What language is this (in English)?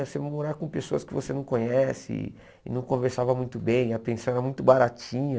Portuguese